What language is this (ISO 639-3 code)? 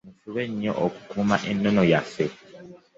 lug